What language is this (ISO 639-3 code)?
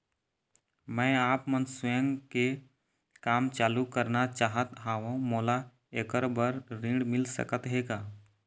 hne